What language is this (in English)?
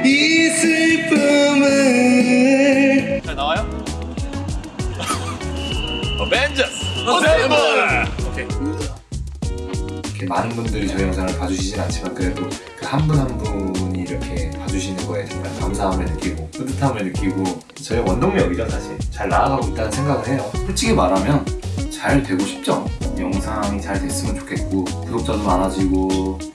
Korean